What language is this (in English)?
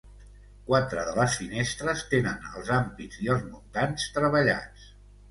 Catalan